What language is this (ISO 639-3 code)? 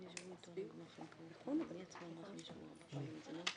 heb